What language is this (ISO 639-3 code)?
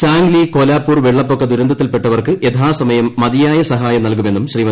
mal